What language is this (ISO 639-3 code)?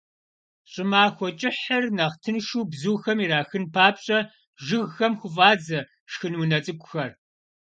kbd